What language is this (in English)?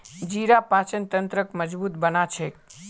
Magahi